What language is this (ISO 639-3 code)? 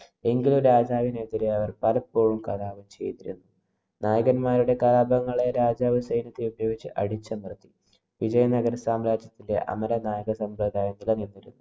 mal